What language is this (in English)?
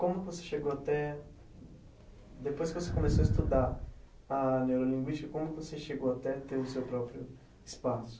Portuguese